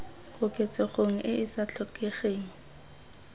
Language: Tswana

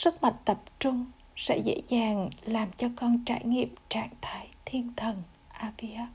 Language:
Vietnamese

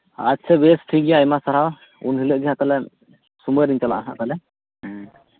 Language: Santali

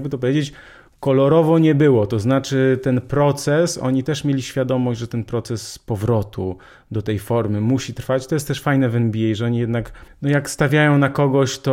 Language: Polish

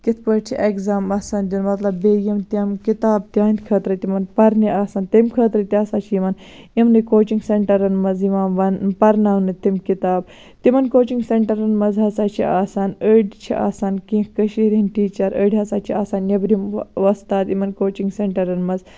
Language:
Kashmiri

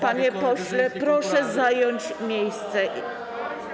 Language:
Polish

